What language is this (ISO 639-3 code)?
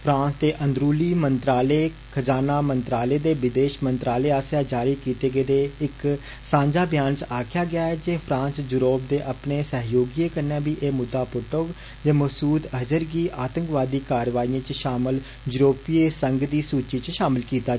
doi